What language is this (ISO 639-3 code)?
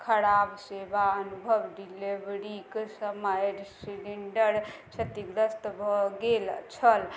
mai